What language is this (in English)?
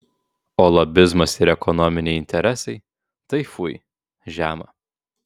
Lithuanian